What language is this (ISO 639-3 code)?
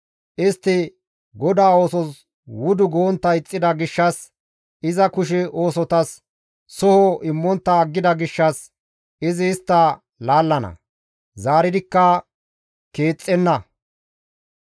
gmv